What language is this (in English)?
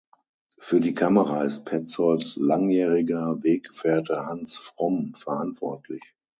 German